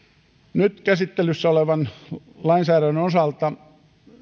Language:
Finnish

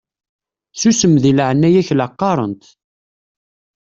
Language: Kabyle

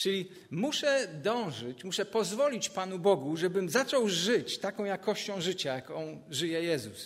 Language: Polish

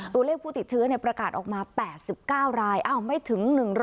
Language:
Thai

